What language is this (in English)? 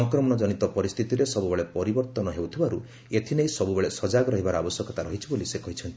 Odia